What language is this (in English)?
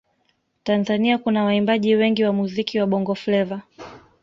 Swahili